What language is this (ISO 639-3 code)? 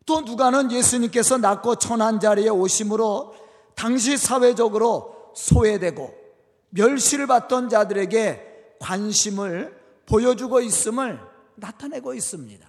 kor